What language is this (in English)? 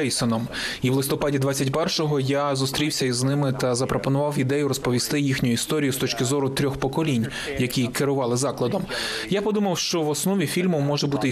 Ukrainian